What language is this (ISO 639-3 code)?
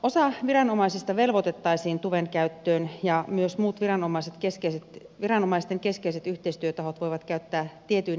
fin